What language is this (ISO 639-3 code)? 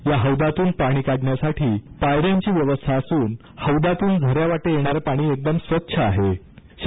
mar